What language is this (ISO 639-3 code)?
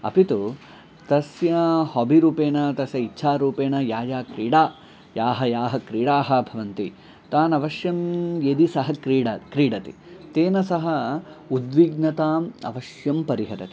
san